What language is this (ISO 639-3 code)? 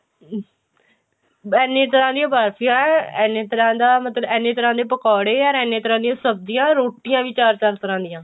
pan